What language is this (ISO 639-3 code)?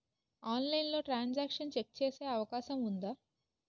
tel